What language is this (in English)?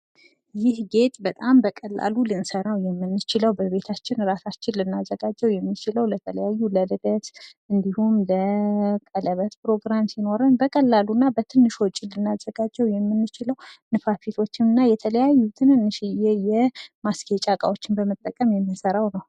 Amharic